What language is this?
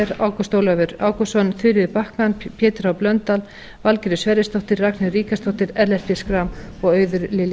Icelandic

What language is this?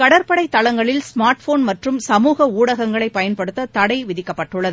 Tamil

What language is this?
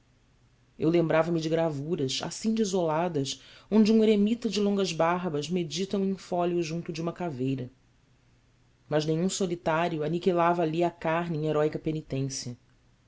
Portuguese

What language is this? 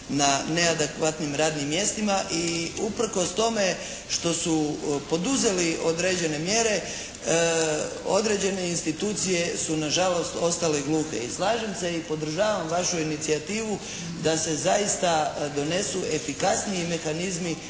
Croatian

